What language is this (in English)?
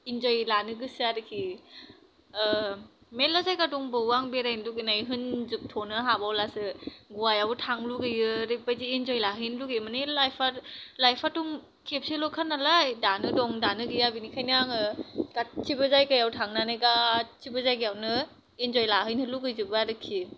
Bodo